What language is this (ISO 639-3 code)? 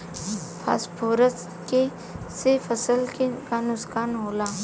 bho